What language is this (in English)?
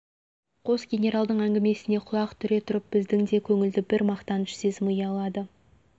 Kazakh